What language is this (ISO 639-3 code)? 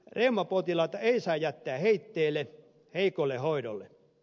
fin